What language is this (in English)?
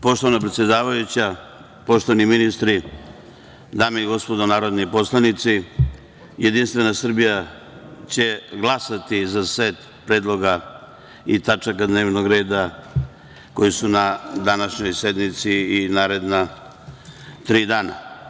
Serbian